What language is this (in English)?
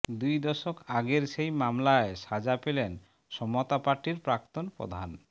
Bangla